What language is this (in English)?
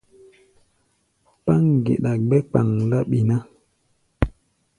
Gbaya